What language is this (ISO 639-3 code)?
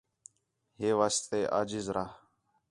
xhe